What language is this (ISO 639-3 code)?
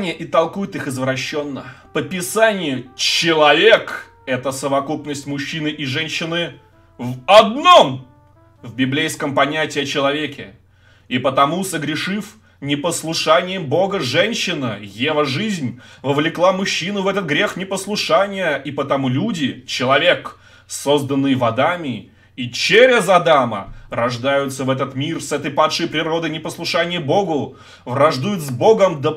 rus